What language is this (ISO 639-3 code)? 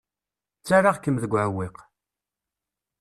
kab